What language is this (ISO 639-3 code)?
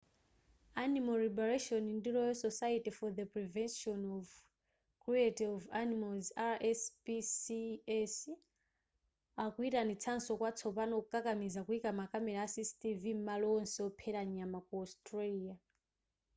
nya